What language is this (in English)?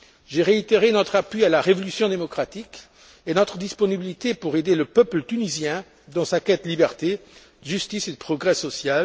French